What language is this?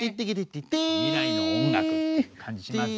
Japanese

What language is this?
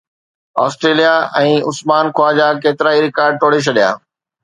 Sindhi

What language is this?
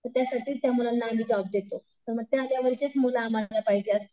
Marathi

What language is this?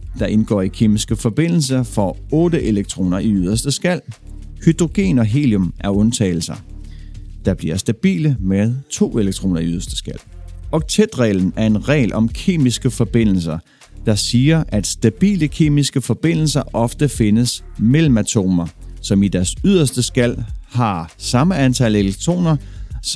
Danish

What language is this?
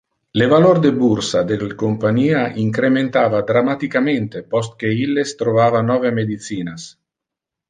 Interlingua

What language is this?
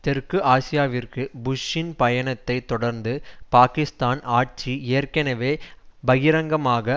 Tamil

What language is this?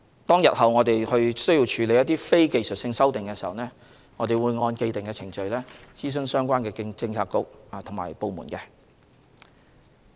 Cantonese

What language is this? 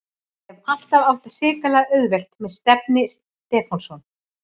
Icelandic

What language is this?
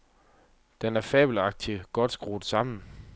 Danish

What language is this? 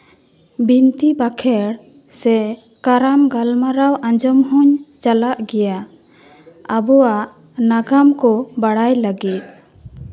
Santali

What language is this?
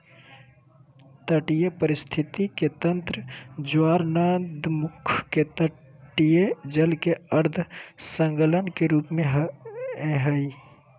Magahi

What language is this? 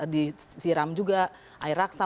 Indonesian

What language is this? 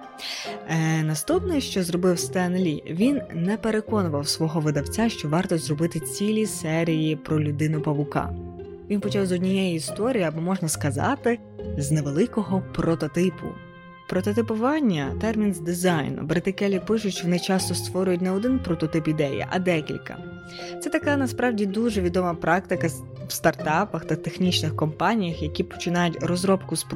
Ukrainian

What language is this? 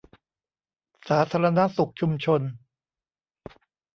Thai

